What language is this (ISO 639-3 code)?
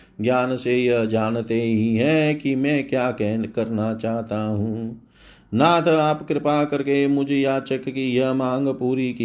hin